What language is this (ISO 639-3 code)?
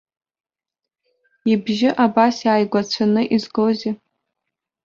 abk